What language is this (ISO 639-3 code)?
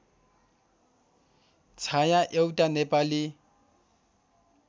nep